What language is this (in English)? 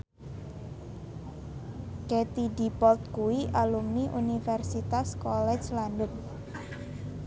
Javanese